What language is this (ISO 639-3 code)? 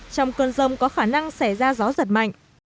vie